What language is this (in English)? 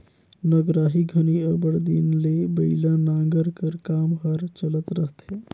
Chhattisgarhi